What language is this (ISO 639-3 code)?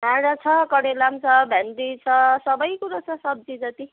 nep